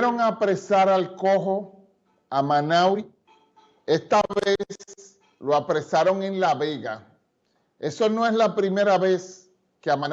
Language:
Spanish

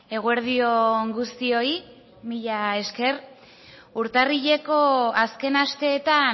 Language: Basque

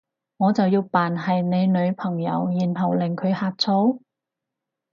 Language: Cantonese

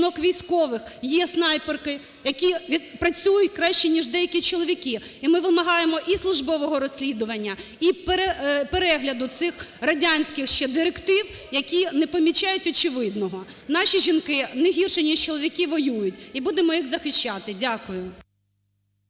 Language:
Ukrainian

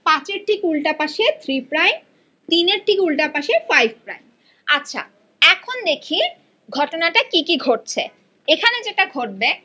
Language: Bangla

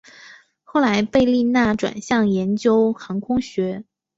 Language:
Chinese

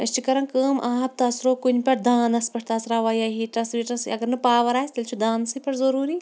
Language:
Kashmiri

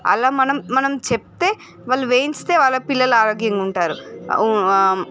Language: Telugu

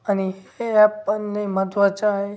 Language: Marathi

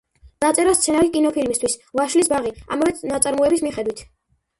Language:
Georgian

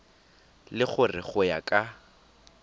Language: Tswana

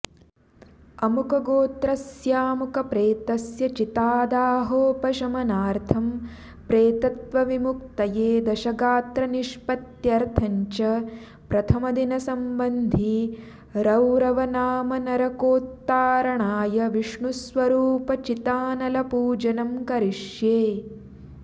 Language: Sanskrit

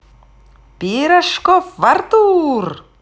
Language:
Russian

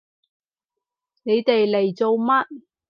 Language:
Cantonese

